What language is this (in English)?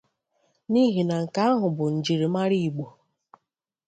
Igbo